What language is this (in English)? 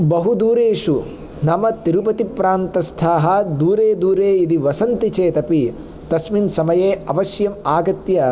Sanskrit